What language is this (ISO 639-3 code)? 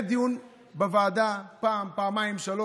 heb